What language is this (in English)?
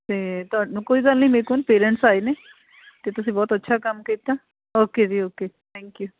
Punjabi